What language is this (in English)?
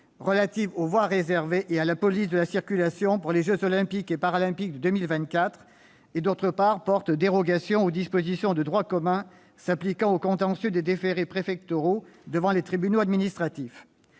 French